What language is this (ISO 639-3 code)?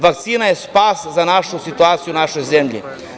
srp